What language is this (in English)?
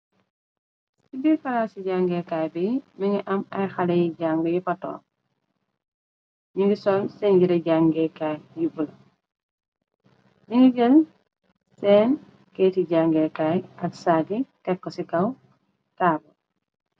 Wolof